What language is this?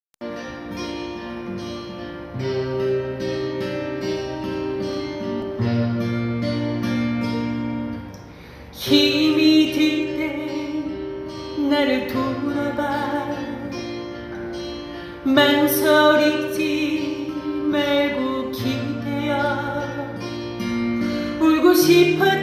Korean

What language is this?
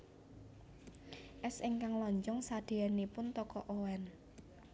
Javanese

